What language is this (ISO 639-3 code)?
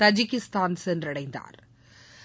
tam